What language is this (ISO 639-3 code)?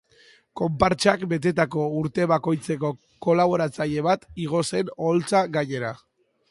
eus